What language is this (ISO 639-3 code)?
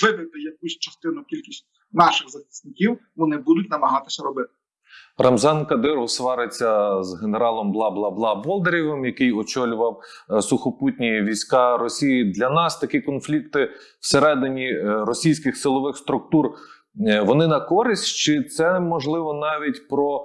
ukr